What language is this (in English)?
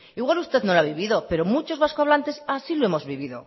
Spanish